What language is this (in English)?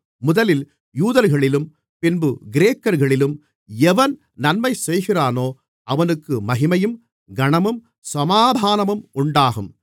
Tamil